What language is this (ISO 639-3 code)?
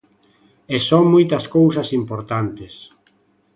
glg